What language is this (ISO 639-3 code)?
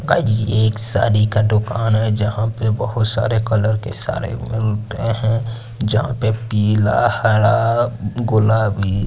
hin